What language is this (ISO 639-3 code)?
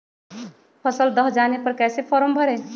mag